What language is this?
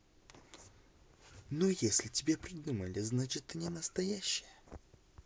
Russian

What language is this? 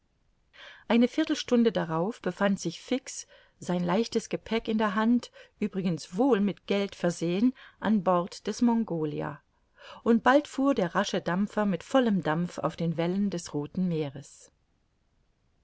German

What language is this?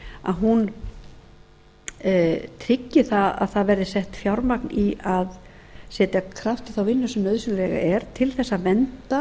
Icelandic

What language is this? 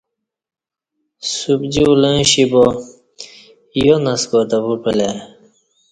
Kati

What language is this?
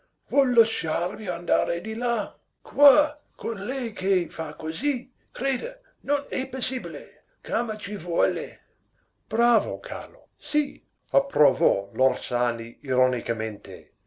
Italian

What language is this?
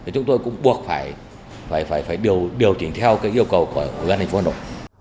Vietnamese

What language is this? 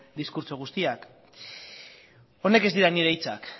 Basque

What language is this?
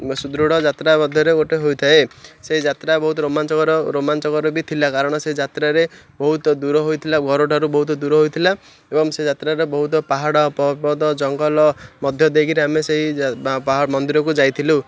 Odia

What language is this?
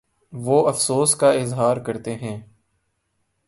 Urdu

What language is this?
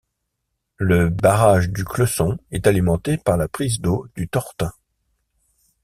French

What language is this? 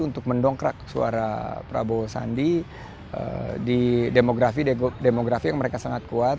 Indonesian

